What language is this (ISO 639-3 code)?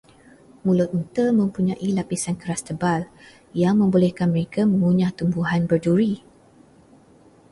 msa